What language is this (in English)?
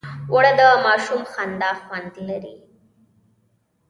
Pashto